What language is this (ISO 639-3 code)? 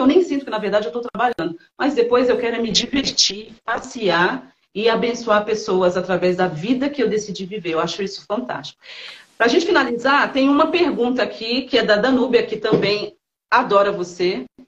por